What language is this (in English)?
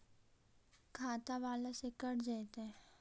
Magahi